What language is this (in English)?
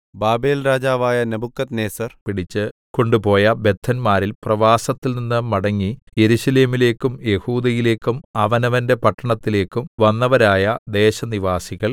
Malayalam